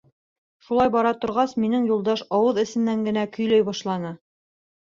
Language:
Bashkir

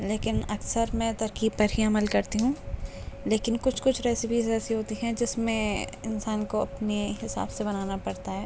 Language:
Urdu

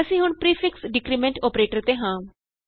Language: Punjabi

